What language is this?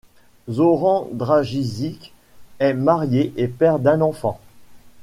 French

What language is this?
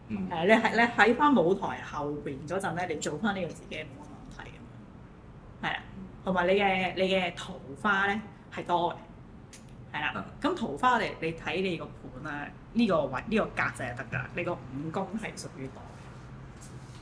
Chinese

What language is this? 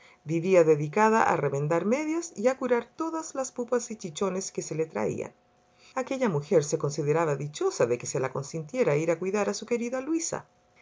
Spanish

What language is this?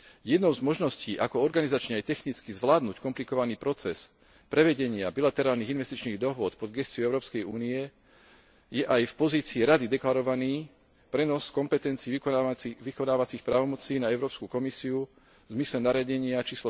Slovak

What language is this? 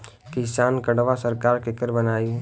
Bhojpuri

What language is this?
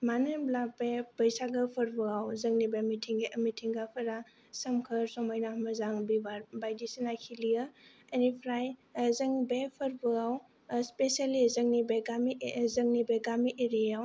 Bodo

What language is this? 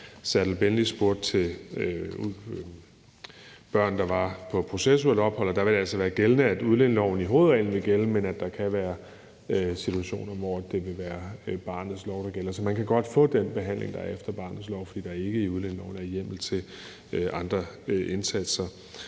Danish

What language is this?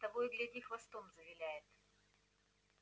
Russian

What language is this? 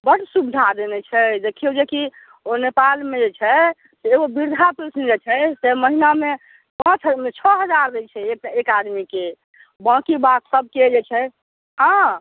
Maithili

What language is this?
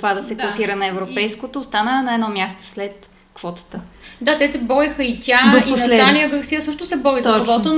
Bulgarian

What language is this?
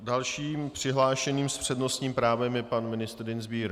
Czech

